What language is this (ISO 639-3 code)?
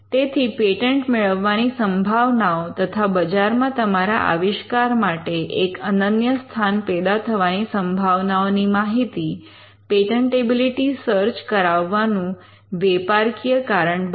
guj